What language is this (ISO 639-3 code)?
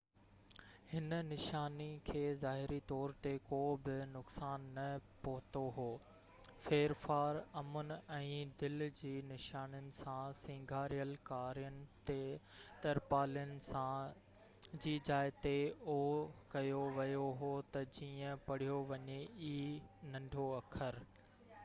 snd